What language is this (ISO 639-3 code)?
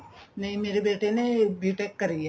pan